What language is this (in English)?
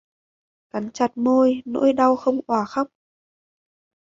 Vietnamese